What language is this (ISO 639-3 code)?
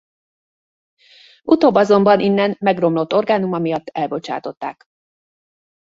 hun